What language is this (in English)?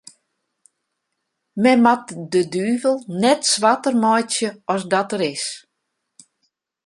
Western Frisian